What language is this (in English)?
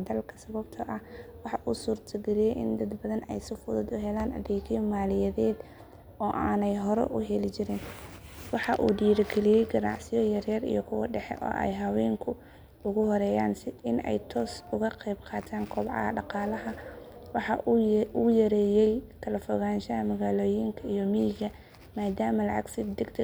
Somali